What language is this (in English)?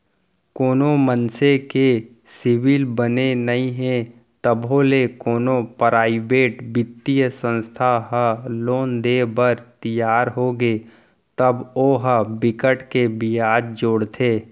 Chhattisgarhi